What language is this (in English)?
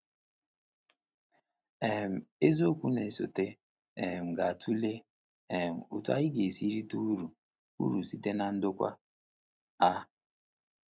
Igbo